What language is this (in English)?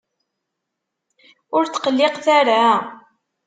Kabyle